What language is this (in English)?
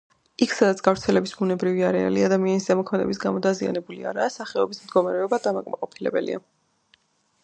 Georgian